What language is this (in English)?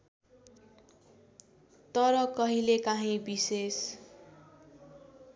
Nepali